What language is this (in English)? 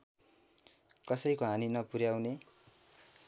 Nepali